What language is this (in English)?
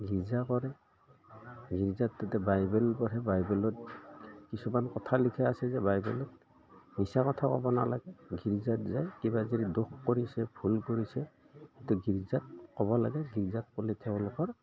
Assamese